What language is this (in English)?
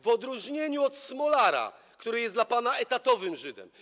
Polish